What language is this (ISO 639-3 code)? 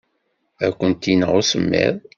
kab